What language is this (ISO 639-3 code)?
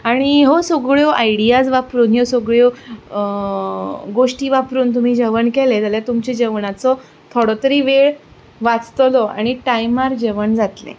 kok